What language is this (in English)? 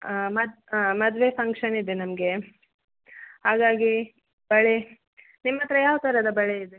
Kannada